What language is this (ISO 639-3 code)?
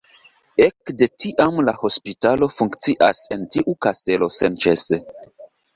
epo